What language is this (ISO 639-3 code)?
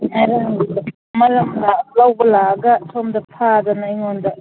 mni